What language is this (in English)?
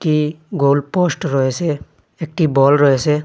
Bangla